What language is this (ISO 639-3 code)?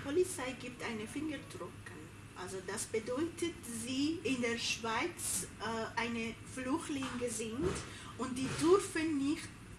deu